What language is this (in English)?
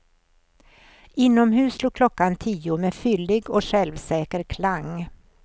Swedish